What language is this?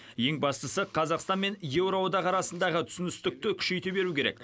Kazakh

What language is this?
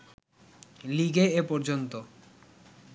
Bangla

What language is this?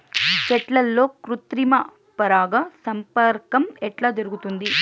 Telugu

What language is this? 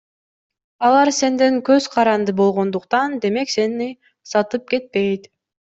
Kyrgyz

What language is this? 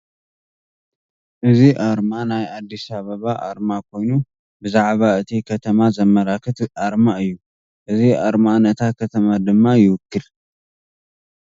Tigrinya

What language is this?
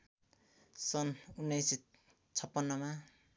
Nepali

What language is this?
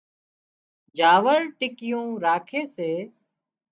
Wadiyara Koli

